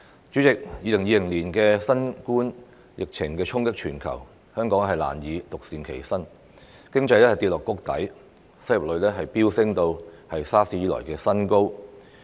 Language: Cantonese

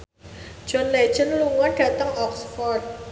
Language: Javanese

